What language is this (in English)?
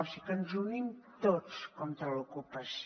Catalan